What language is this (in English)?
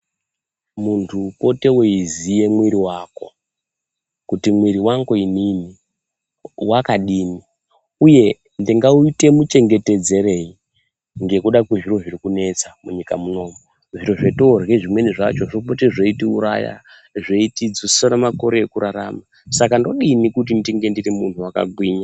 Ndau